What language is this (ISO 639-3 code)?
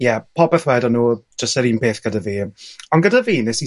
cym